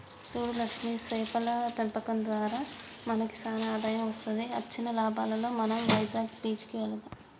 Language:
Telugu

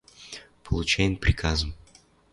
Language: Western Mari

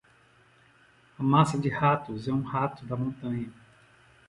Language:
Portuguese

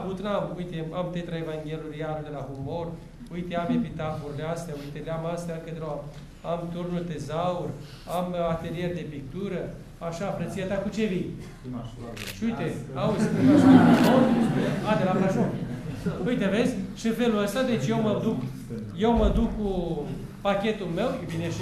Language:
Romanian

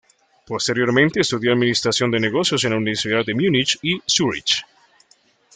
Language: Spanish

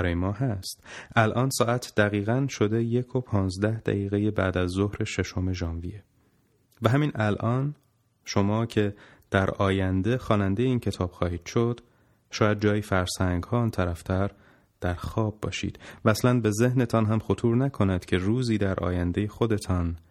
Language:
Persian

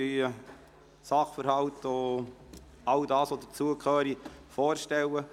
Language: Swiss German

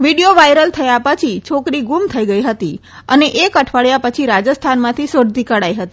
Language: Gujarati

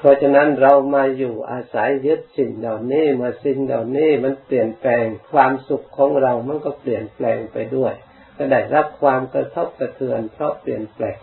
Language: Thai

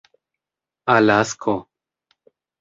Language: Esperanto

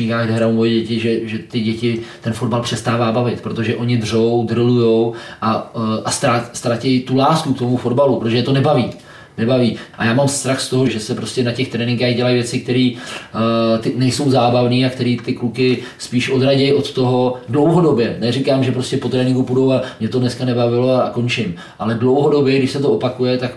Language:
Czech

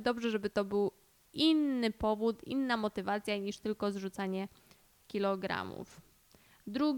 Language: Polish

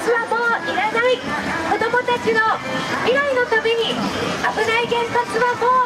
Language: Japanese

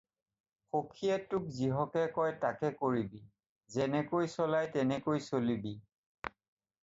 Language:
Assamese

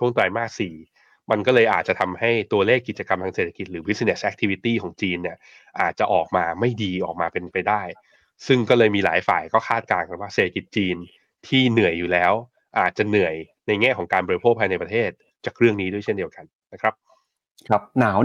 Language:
Thai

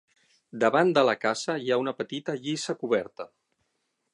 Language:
Catalan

